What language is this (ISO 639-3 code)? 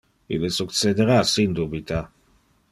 ina